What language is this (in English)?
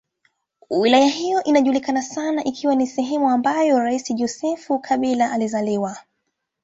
Swahili